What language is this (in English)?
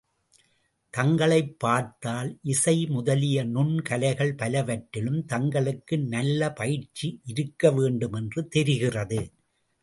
Tamil